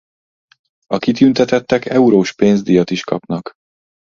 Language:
Hungarian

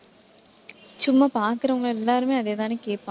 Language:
Tamil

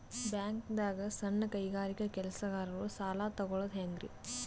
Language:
Kannada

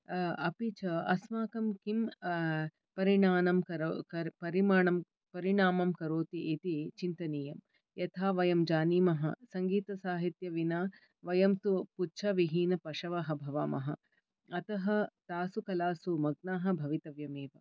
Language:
Sanskrit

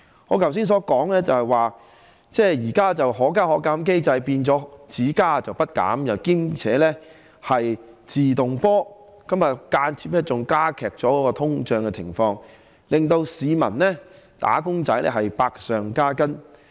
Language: Cantonese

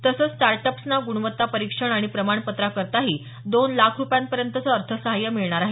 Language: Marathi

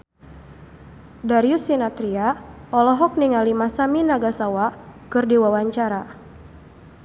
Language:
Sundanese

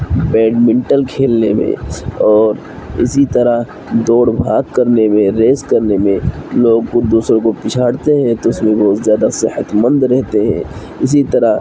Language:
Urdu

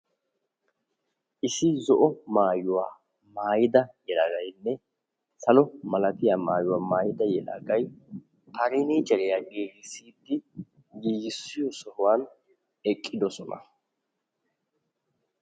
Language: Wolaytta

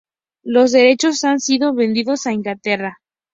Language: Spanish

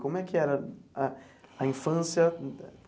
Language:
Portuguese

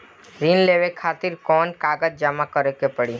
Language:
Bhojpuri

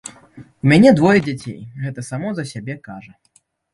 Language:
Belarusian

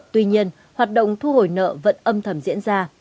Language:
Vietnamese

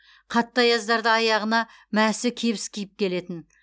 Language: Kazakh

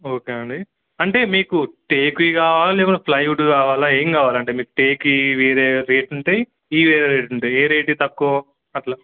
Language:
Telugu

